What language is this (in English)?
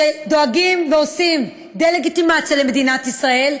Hebrew